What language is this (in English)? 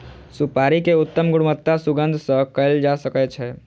Maithili